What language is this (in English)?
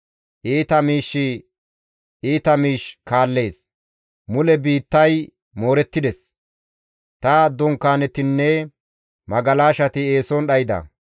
Gamo